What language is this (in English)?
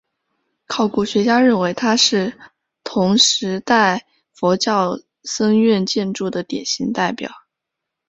Chinese